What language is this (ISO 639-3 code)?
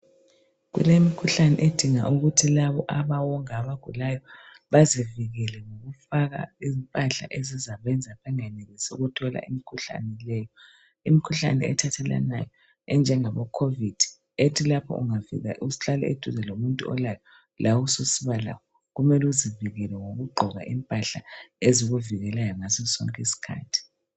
nde